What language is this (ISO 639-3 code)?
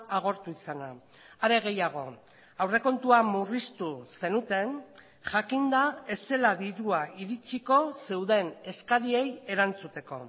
eus